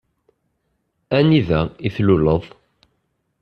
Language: Kabyle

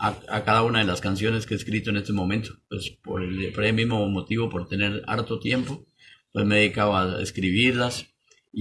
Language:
Spanish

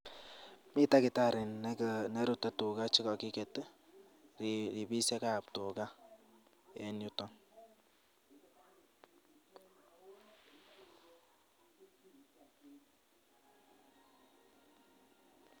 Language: Kalenjin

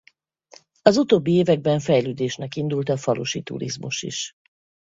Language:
Hungarian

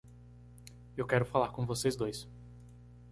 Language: Portuguese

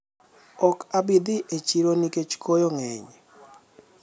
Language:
Luo (Kenya and Tanzania)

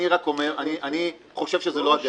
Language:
Hebrew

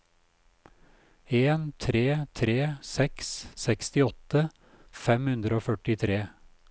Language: Norwegian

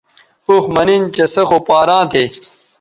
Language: Bateri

